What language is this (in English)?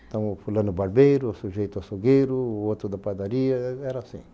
Portuguese